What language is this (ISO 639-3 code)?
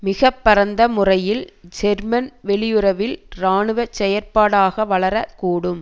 tam